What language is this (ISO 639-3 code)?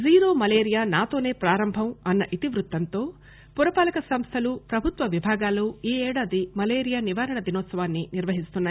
tel